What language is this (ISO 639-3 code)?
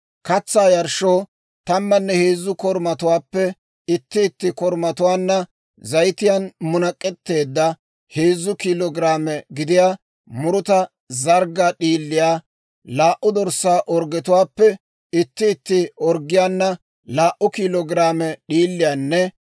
dwr